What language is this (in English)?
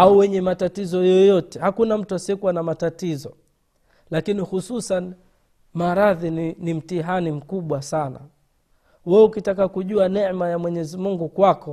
Swahili